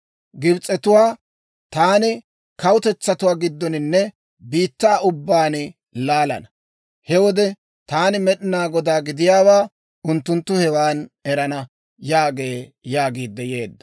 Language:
Dawro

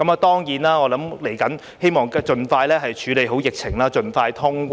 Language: Cantonese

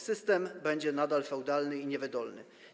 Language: Polish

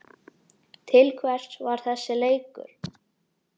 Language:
Icelandic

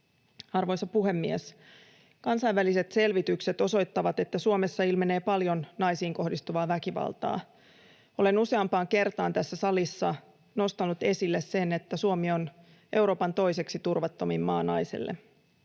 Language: Finnish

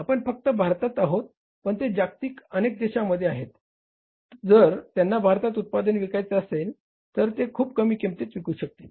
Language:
Marathi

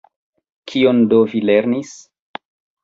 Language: Esperanto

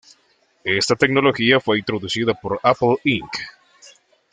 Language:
Spanish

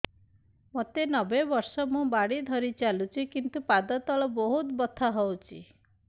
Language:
Odia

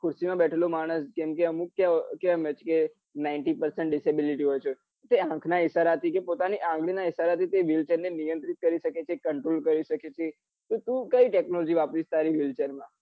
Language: Gujarati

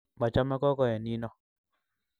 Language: Kalenjin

